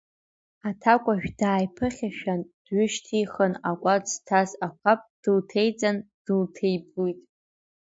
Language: Abkhazian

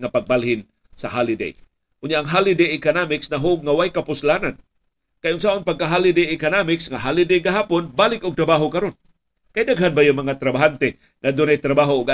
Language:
Filipino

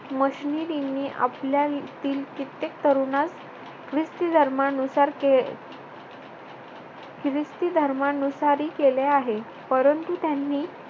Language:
Marathi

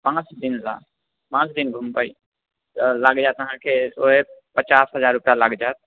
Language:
Maithili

